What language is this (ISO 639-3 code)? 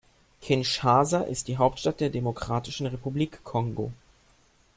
deu